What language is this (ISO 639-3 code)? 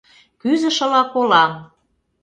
chm